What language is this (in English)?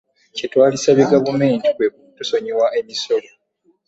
Ganda